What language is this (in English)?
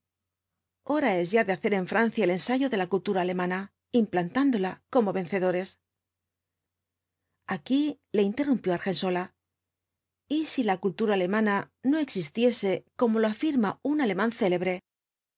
Spanish